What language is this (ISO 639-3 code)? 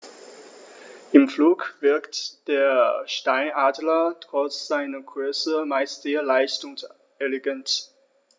deu